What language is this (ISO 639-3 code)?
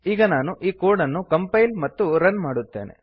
kan